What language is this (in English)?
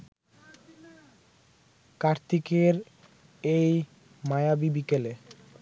Bangla